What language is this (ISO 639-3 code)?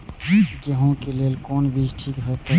mai